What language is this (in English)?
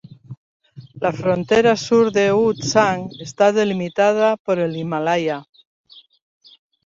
Spanish